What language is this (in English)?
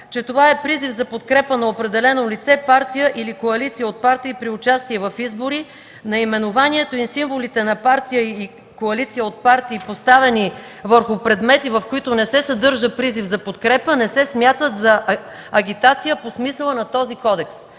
Bulgarian